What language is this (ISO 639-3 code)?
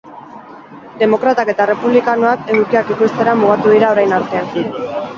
eus